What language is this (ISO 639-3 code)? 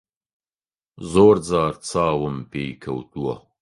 ckb